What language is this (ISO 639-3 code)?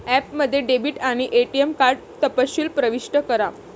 mar